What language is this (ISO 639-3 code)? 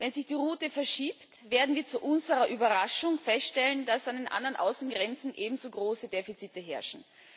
deu